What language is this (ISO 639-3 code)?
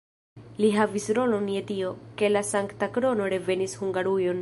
epo